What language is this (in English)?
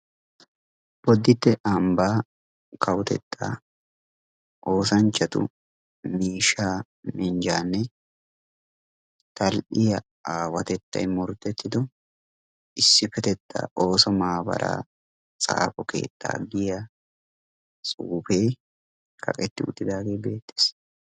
Wolaytta